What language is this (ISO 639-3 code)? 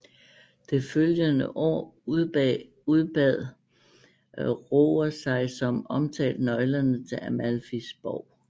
dan